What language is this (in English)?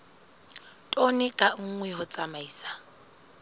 Southern Sotho